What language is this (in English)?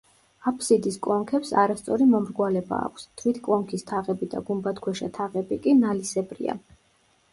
Georgian